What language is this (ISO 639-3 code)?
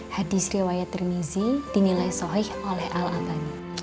ind